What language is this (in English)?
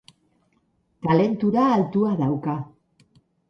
Basque